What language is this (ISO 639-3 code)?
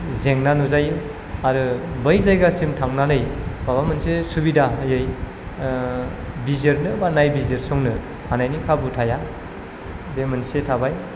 brx